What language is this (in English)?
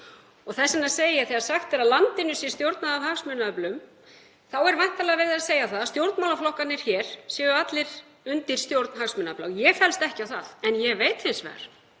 Icelandic